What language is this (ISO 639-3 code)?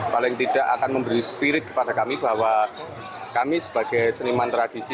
ind